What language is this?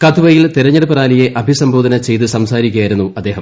Malayalam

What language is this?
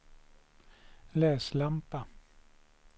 Swedish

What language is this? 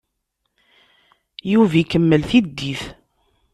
Kabyle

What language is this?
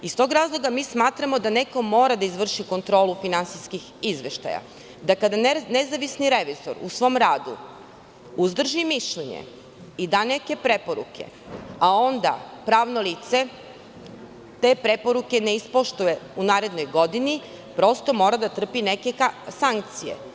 Serbian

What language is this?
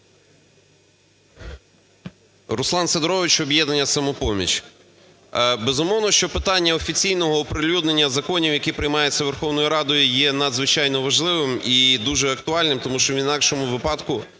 Ukrainian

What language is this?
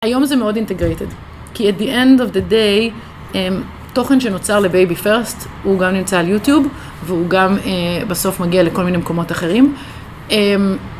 Hebrew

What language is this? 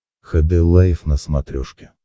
Russian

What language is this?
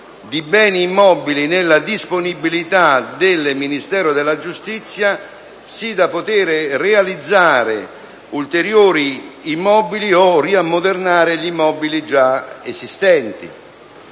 Italian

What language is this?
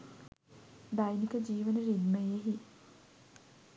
Sinhala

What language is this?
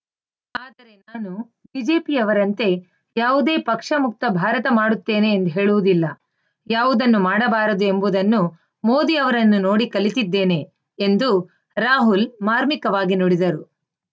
Kannada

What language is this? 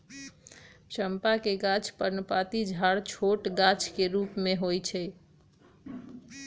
Magahi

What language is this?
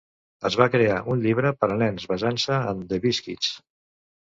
Catalan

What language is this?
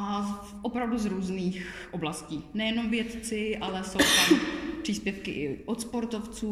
Czech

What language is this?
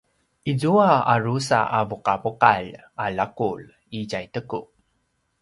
Paiwan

